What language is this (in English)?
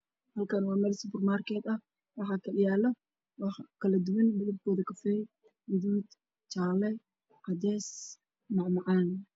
Somali